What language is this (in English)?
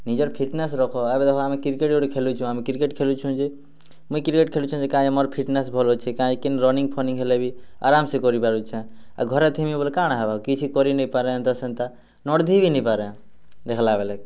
Odia